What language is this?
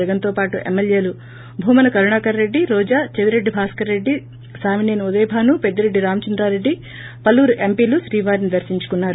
Telugu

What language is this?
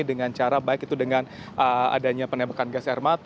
Indonesian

